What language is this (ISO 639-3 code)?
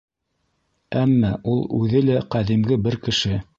bak